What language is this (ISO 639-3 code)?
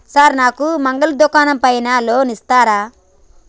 tel